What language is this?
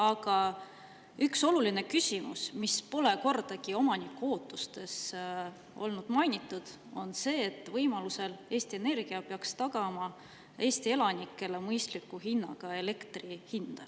Estonian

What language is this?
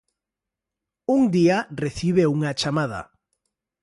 Galician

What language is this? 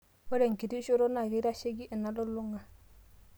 Masai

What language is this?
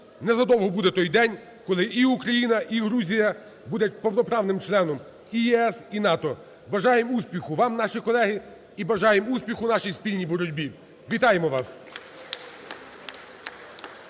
Ukrainian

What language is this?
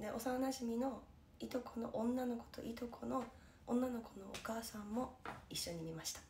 Japanese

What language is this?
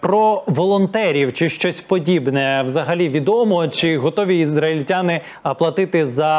Ukrainian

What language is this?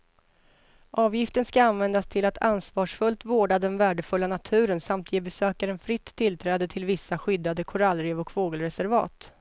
Swedish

